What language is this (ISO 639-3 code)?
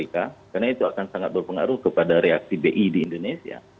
ind